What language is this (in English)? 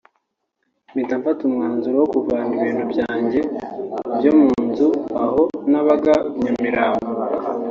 Kinyarwanda